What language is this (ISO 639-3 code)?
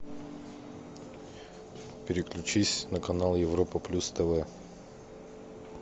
rus